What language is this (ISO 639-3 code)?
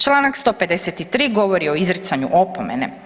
hrv